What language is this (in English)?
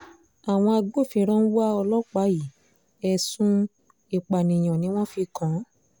Yoruba